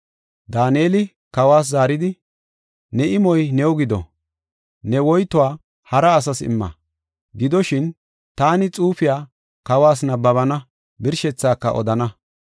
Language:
Gofa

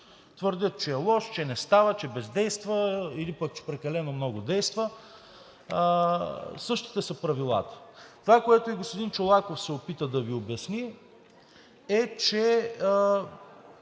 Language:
Bulgarian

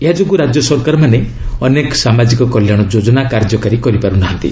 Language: Odia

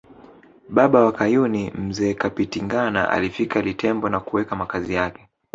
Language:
Swahili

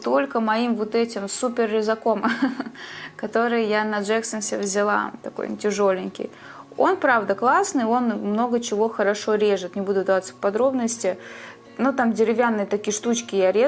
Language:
Russian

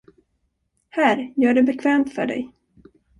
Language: Swedish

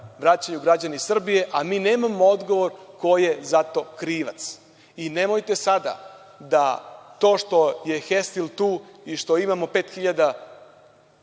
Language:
Serbian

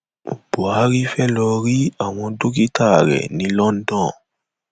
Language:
Yoruba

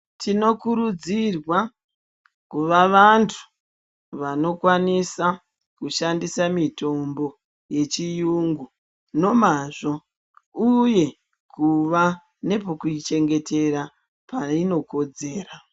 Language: Ndau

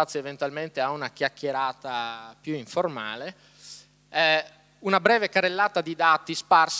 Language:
Italian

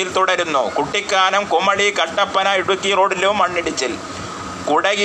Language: Malayalam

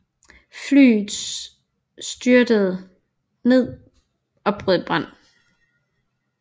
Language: Danish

